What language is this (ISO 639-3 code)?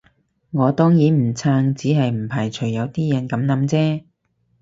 yue